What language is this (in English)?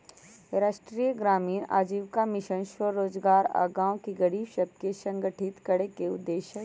Magahi